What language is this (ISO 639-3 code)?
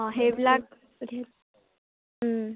asm